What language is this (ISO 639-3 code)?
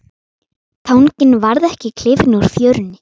isl